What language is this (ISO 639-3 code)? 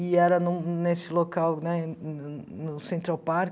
por